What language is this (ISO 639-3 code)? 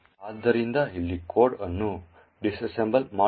kan